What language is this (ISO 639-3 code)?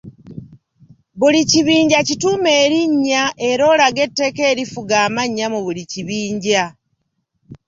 lug